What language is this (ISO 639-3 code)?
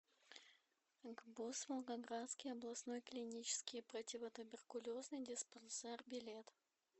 rus